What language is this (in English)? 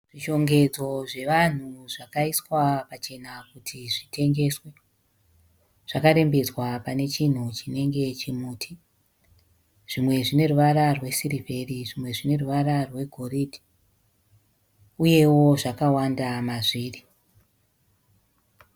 Shona